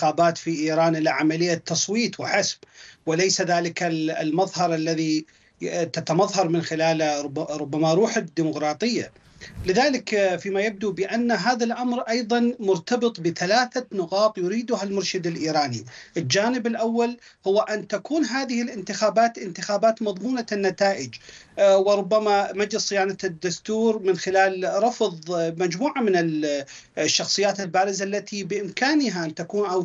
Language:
Arabic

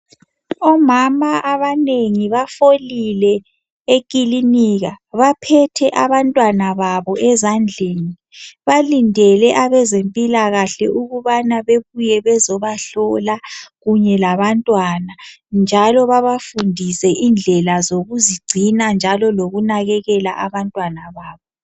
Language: North Ndebele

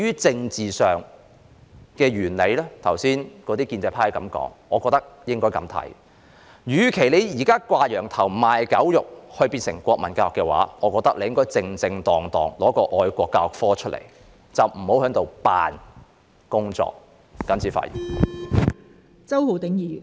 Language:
Cantonese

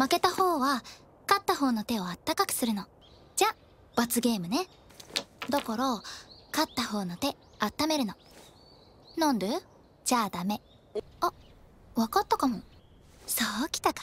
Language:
Japanese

